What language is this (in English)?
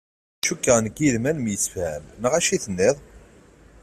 Kabyle